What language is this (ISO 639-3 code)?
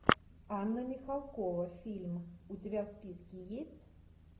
rus